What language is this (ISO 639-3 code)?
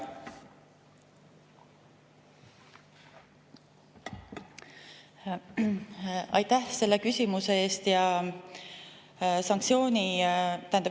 est